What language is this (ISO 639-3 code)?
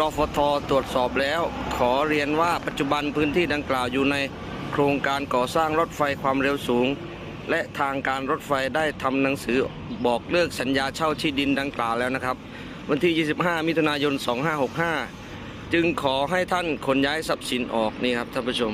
tha